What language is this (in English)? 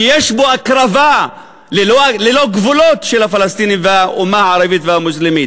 Hebrew